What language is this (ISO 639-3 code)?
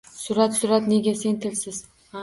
uzb